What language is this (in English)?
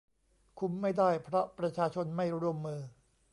Thai